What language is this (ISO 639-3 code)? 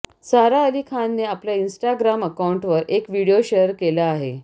mar